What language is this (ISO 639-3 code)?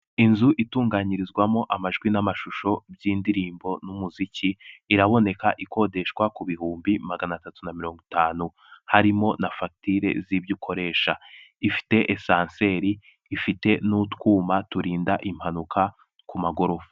kin